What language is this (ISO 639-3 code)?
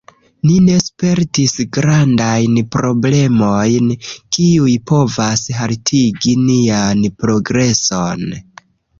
epo